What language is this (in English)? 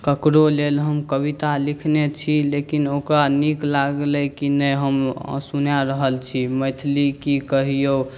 Maithili